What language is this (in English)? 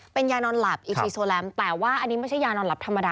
Thai